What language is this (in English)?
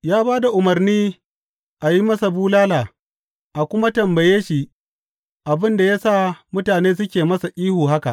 Hausa